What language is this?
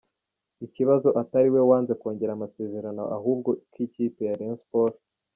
Kinyarwanda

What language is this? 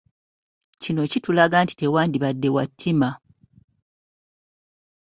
Ganda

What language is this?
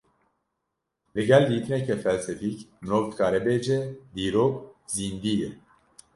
Kurdish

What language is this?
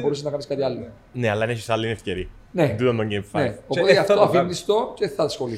Greek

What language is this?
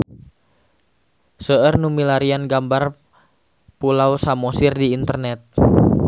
Sundanese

